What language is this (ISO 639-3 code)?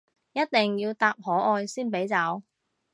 yue